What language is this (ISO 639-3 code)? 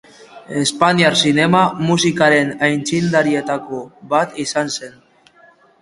eus